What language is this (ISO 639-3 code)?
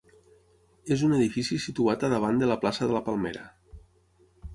cat